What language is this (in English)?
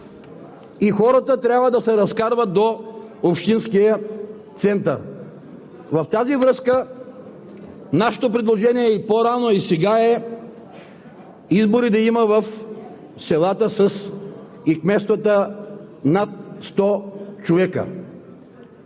Bulgarian